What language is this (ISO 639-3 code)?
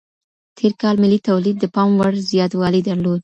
pus